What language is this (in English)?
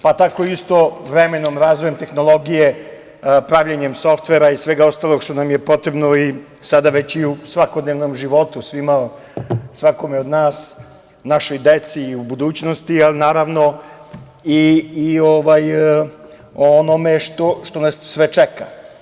Serbian